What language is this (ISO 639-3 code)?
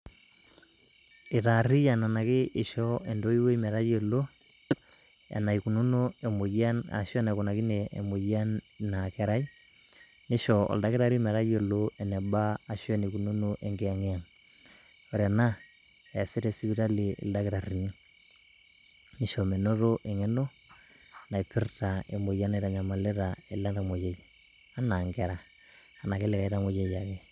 mas